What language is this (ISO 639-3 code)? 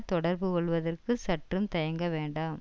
tam